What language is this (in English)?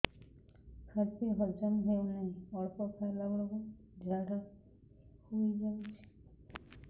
Odia